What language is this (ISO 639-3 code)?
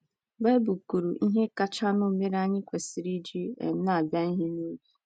ibo